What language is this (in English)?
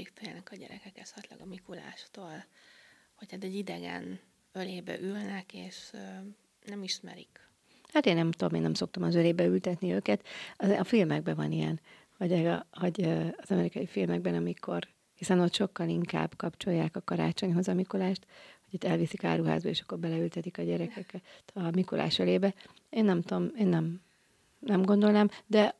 Hungarian